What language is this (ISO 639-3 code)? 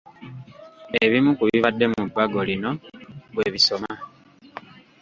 lug